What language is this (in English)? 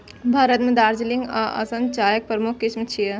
Maithili